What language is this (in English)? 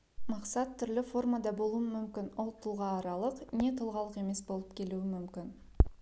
Kazakh